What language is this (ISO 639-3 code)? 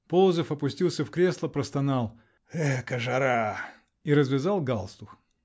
rus